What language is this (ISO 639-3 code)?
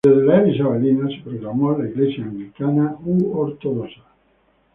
spa